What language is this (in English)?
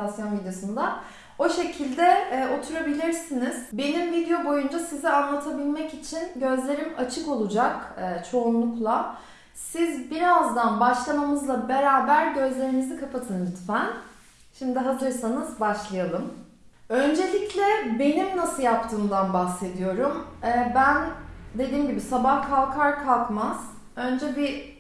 Turkish